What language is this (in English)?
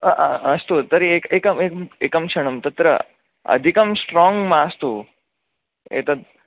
Sanskrit